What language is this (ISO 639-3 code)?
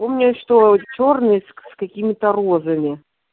rus